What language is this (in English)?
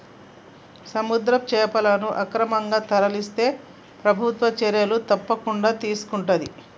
Telugu